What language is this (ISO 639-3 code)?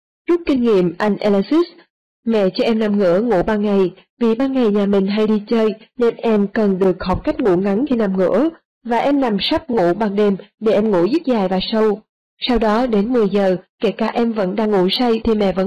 vie